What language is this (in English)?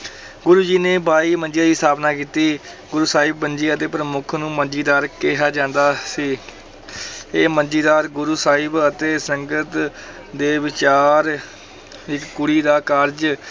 Punjabi